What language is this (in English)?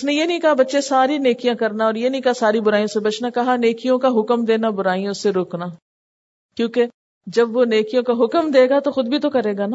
Urdu